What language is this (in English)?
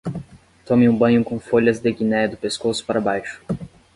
Portuguese